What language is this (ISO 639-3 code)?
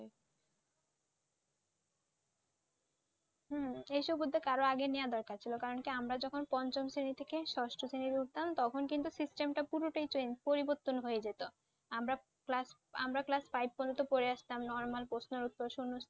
ben